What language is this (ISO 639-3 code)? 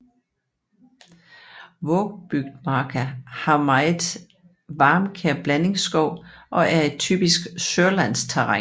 dan